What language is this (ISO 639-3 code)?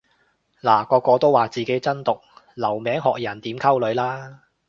yue